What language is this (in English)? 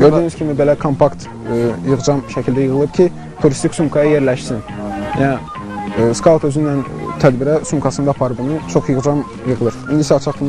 Turkish